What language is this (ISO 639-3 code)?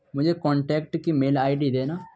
urd